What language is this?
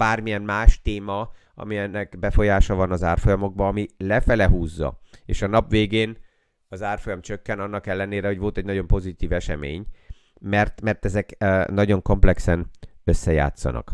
Hungarian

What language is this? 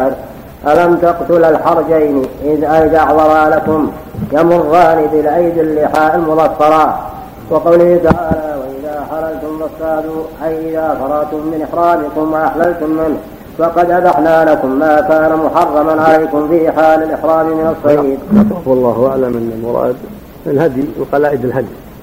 Arabic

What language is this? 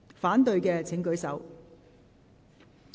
Cantonese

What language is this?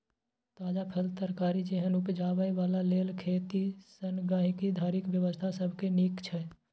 Maithili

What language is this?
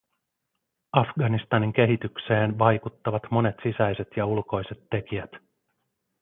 Finnish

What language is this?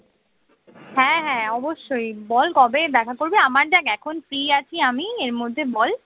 Bangla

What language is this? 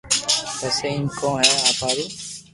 Loarki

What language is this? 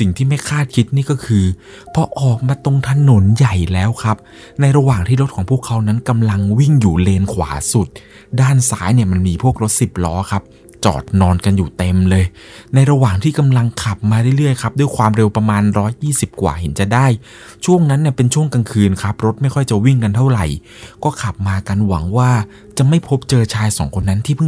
Thai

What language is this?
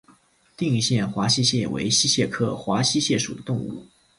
Chinese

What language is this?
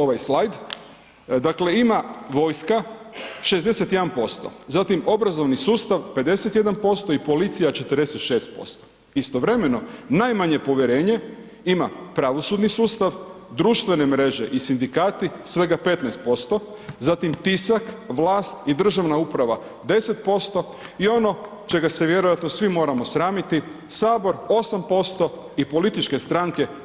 Croatian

